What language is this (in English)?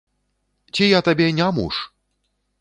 Belarusian